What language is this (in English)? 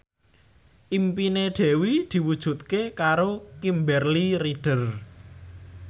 Javanese